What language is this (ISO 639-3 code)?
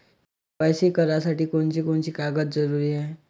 mar